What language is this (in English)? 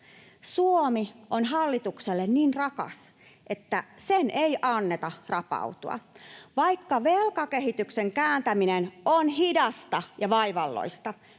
Finnish